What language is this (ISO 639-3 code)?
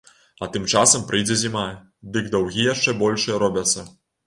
bel